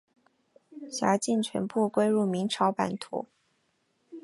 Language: Chinese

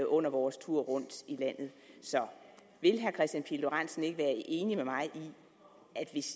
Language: Danish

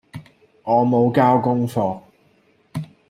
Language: Cantonese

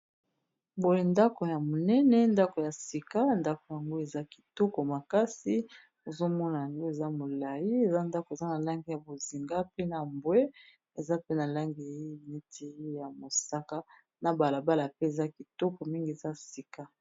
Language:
Lingala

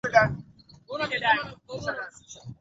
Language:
Swahili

